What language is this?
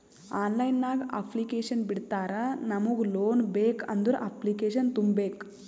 Kannada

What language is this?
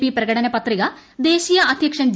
Malayalam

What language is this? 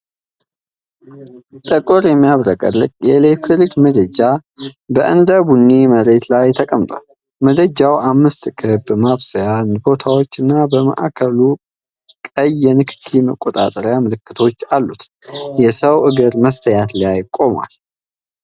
Amharic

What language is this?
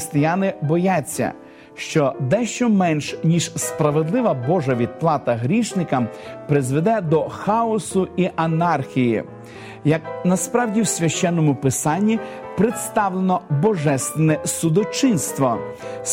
Ukrainian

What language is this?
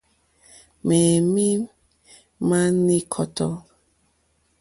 Mokpwe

